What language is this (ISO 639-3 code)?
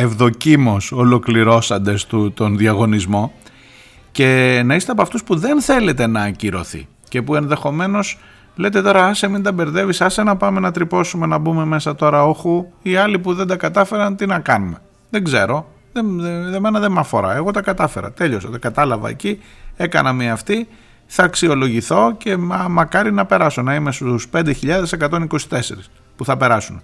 ell